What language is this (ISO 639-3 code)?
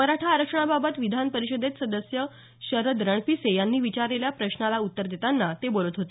mar